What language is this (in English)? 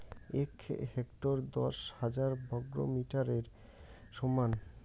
Bangla